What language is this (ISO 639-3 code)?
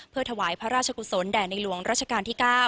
tha